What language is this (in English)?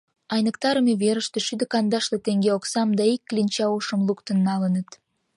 Mari